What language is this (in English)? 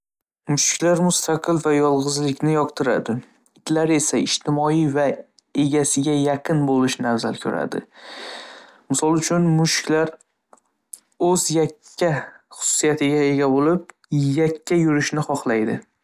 Uzbek